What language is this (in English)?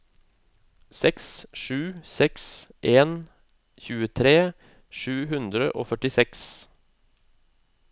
Norwegian